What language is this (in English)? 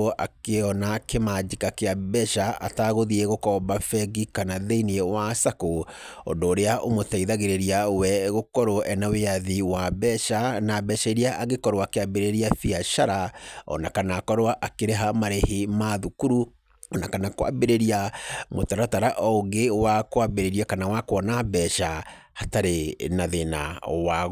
Kikuyu